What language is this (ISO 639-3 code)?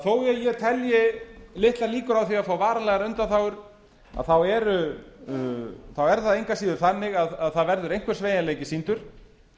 isl